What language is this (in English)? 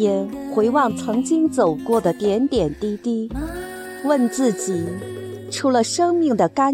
Chinese